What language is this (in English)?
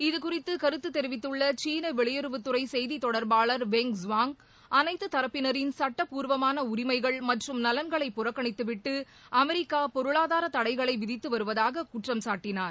Tamil